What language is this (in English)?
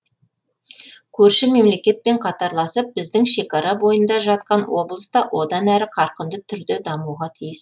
Kazakh